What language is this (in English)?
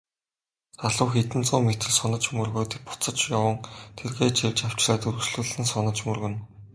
Mongolian